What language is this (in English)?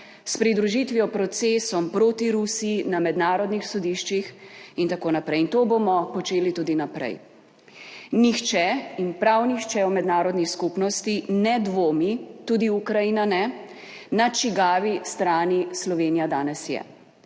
Slovenian